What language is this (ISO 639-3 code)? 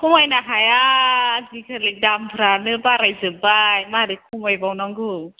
brx